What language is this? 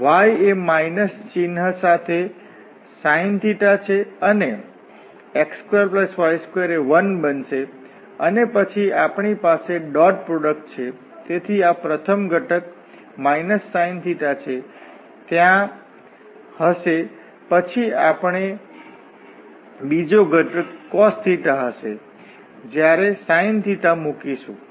Gujarati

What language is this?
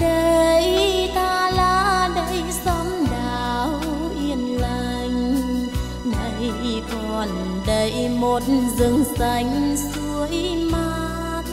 Vietnamese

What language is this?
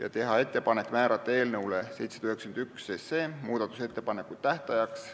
Estonian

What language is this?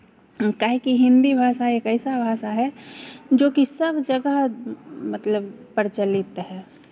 Hindi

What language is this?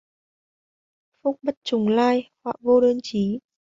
Vietnamese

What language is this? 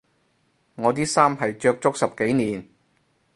Cantonese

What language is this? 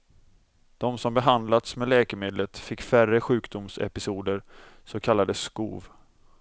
Swedish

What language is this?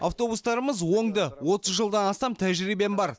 Kazakh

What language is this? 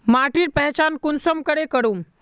Magahi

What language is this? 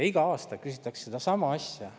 Estonian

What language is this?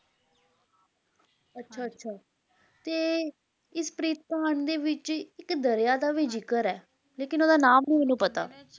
Punjabi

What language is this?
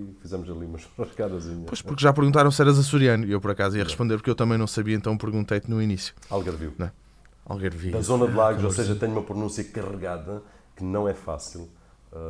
Portuguese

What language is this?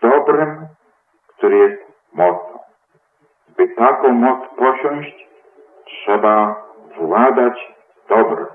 Polish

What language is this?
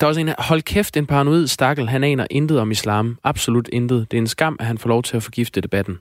Danish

